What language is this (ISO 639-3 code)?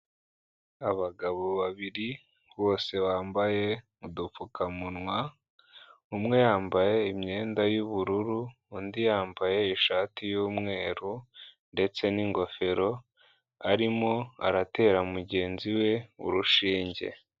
kin